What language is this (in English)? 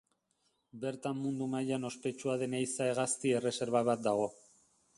Basque